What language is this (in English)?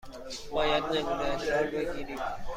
Persian